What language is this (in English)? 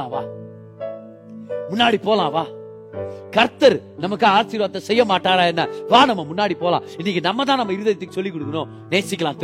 Tamil